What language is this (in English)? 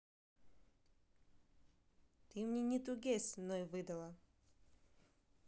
Russian